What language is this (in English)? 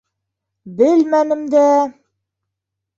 Bashkir